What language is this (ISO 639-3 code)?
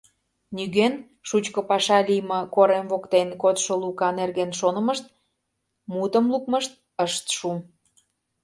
chm